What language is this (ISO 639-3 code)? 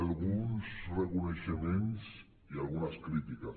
cat